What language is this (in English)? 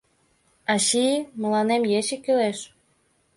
Mari